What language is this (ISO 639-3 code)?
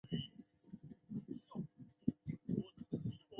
zho